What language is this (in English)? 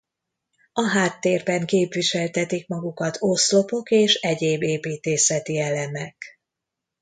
Hungarian